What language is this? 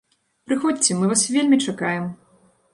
Belarusian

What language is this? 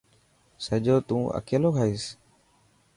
Dhatki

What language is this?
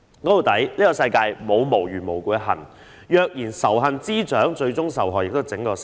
Cantonese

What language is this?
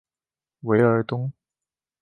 Chinese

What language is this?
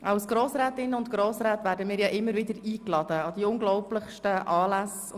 Swiss German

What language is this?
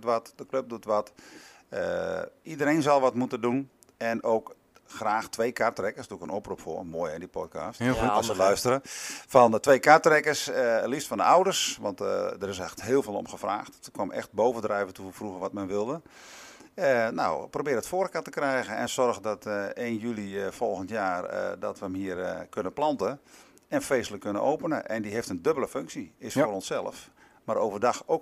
Dutch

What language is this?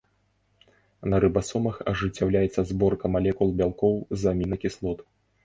Belarusian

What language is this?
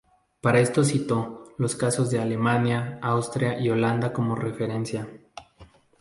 Spanish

